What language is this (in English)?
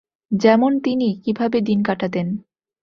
Bangla